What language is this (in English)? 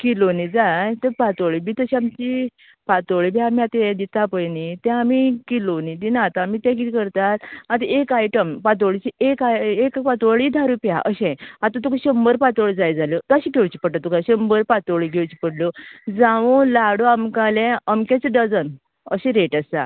Konkani